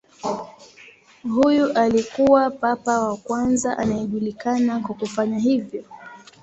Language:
Swahili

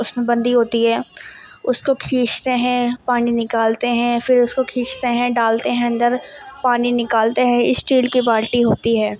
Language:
Urdu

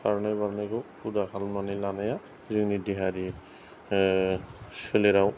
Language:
Bodo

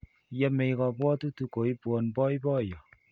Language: Kalenjin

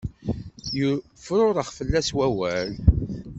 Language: Kabyle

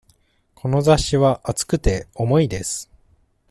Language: Japanese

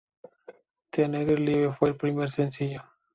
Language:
Spanish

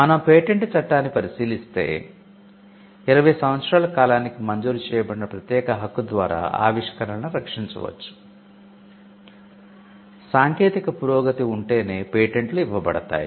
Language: Telugu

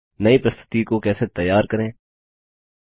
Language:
Hindi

